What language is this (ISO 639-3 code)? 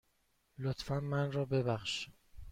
fas